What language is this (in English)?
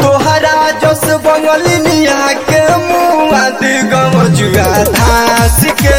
Hindi